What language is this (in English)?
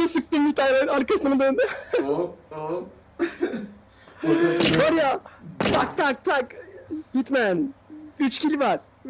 Turkish